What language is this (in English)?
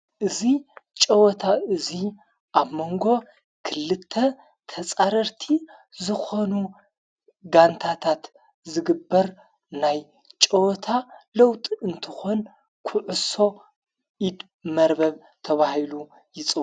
Tigrinya